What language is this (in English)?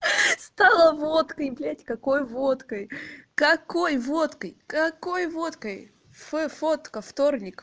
Russian